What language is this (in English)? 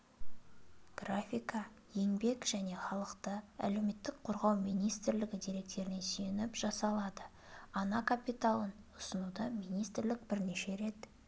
Kazakh